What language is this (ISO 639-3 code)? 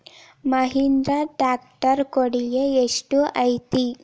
kan